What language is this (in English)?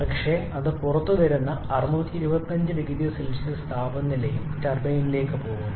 Malayalam